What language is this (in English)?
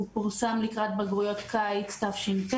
Hebrew